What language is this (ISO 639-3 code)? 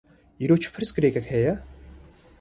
kur